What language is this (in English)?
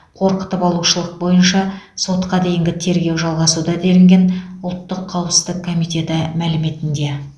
Kazakh